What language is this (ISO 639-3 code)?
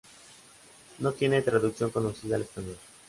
spa